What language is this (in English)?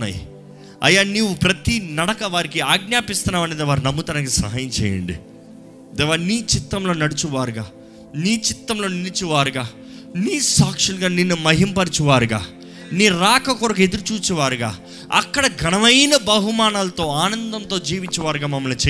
Telugu